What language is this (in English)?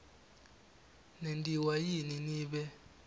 Swati